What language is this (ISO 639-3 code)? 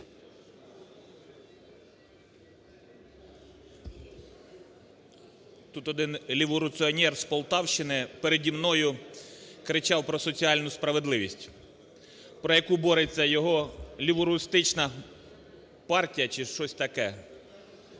ukr